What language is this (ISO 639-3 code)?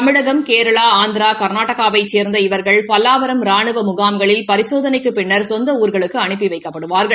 tam